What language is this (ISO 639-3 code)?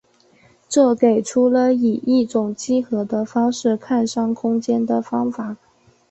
zho